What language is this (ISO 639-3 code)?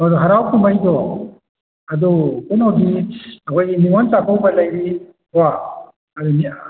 mni